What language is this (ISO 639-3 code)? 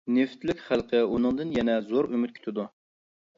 uig